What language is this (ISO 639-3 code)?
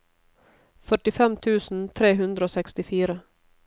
nor